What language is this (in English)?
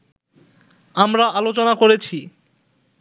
Bangla